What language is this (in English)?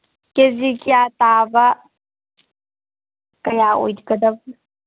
Manipuri